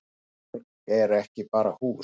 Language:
Icelandic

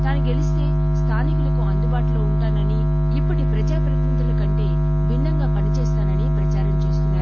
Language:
Telugu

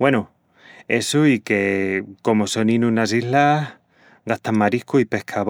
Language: Extremaduran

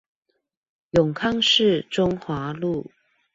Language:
Chinese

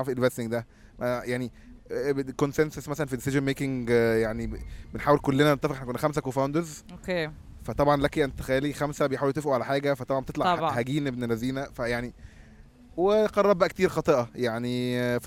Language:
Arabic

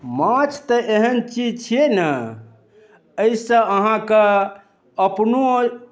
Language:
Maithili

